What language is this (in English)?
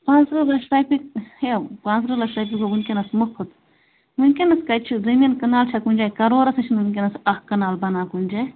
Kashmiri